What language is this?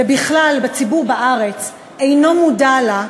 Hebrew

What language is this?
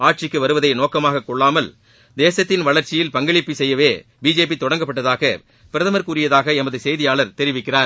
Tamil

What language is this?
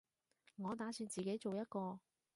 Cantonese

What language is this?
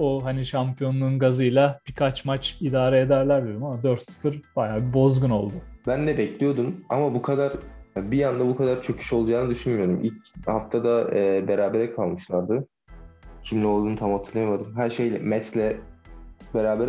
Turkish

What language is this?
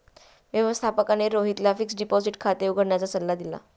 Marathi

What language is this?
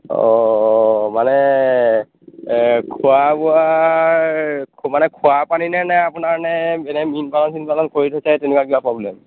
Assamese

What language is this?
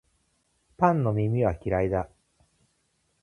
Japanese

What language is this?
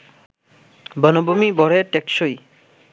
Bangla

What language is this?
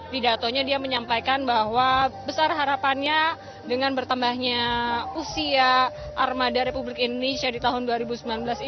Indonesian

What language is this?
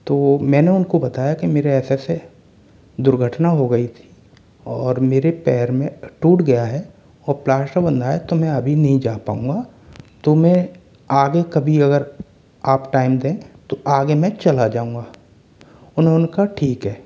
Hindi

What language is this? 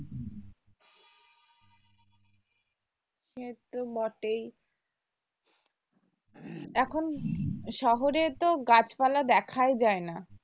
Bangla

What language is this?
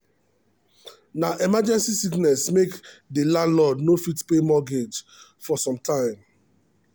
Nigerian Pidgin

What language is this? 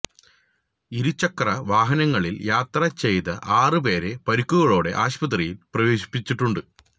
Malayalam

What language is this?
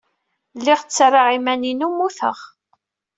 Kabyle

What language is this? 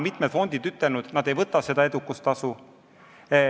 Estonian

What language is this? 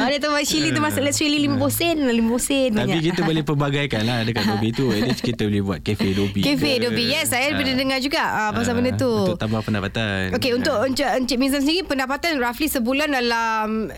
Malay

